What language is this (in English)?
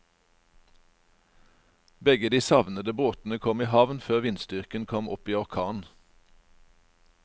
Norwegian